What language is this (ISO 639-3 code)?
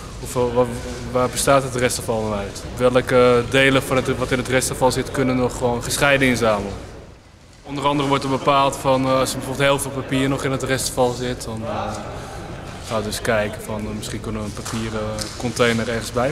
nld